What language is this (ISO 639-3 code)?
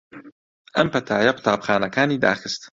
ckb